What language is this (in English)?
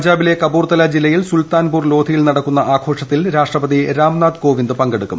Malayalam